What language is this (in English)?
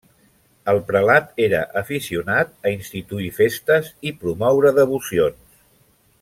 Catalan